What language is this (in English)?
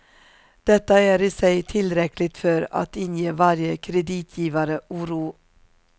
Swedish